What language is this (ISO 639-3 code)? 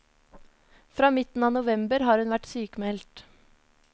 nor